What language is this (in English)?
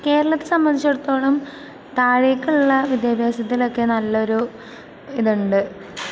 Malayalam